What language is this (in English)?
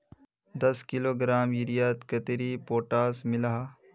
Magahi